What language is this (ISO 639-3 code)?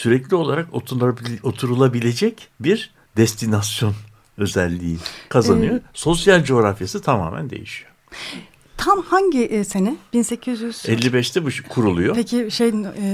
tur